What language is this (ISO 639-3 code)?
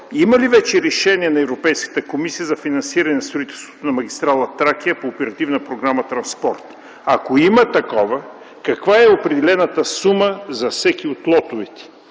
bul